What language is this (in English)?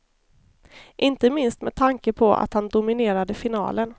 Swedish